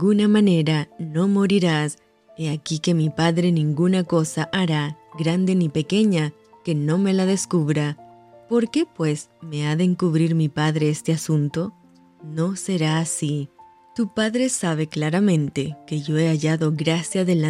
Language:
Spanish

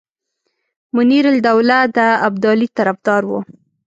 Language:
Pashto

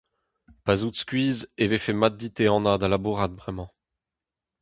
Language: Breton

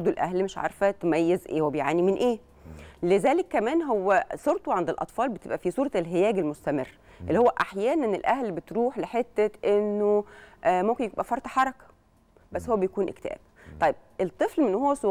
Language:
Arabic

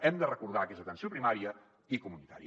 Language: Catalan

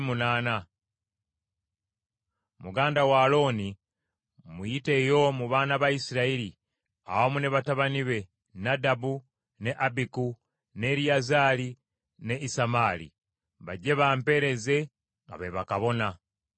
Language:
Ganda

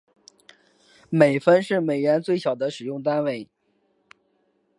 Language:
Chinese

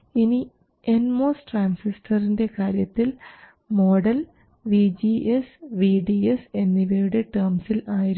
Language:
Malayalam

